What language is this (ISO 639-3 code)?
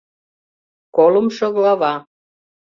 chm